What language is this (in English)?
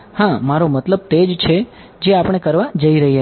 Gujarati